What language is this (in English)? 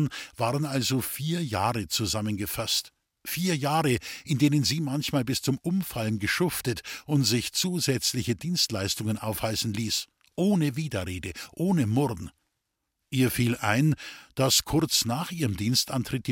German